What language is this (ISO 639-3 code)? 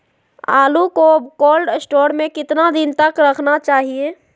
mag